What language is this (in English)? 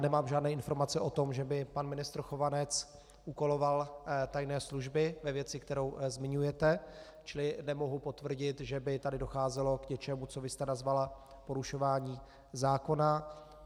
Czech